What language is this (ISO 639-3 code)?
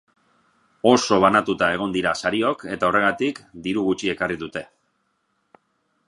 eus